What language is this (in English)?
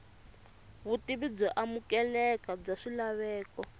Tsonga